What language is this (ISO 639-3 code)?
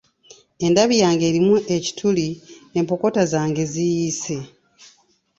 lug